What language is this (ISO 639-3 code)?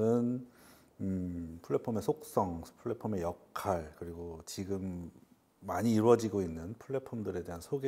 kor